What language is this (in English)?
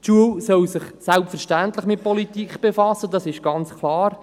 Swiss German